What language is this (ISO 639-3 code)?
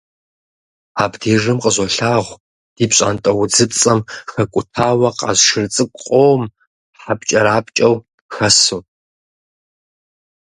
kbd